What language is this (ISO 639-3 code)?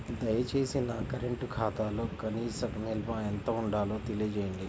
tel